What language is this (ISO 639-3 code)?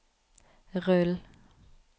nor